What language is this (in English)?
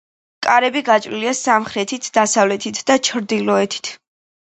Georgian